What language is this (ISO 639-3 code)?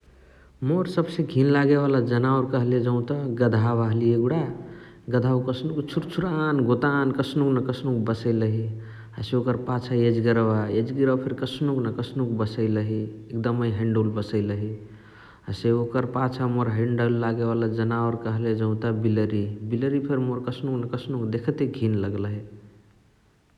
the